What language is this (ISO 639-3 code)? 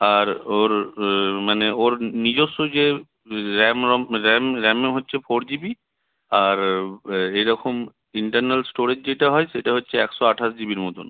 ben